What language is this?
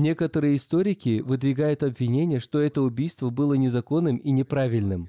Russian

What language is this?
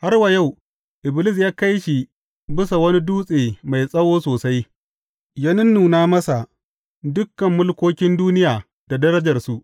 Hausa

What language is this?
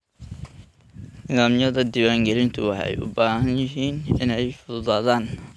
Somali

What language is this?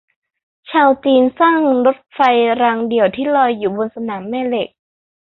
Thai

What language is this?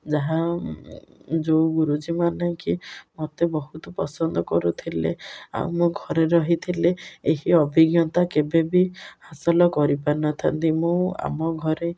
Odia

